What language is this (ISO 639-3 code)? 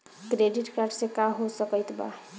bho